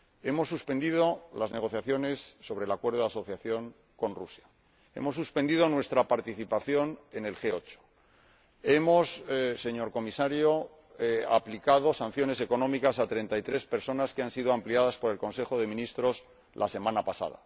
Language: Spanish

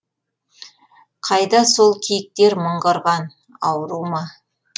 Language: Kazakh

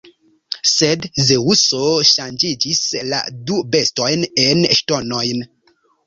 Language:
Esperanto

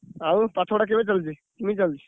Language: Odia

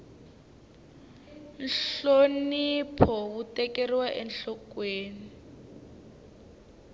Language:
Tsonga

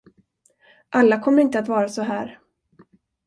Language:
Swedish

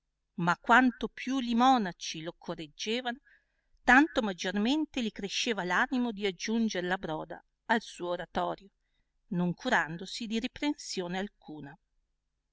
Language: Italian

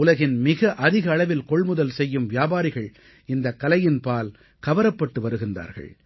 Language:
Tamil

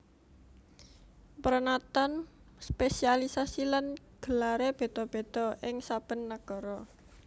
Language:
Javanese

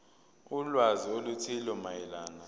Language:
Zulu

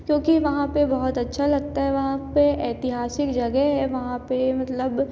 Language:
Hindi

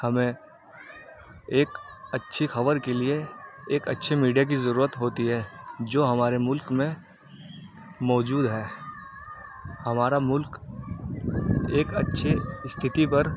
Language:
Urdu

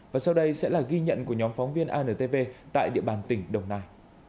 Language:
Vietnamese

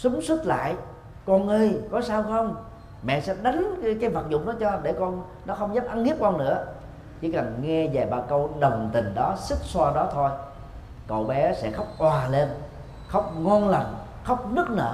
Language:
Vietnamese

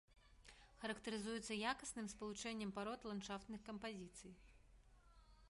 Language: Belarusian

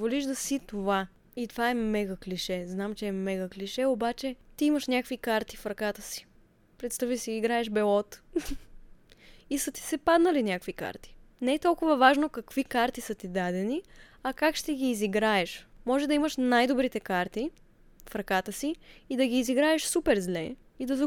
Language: Bulgarian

